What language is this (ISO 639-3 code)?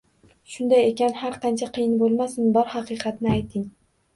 uzb